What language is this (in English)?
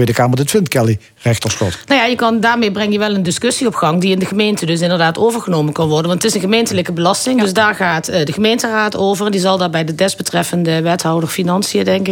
Dutch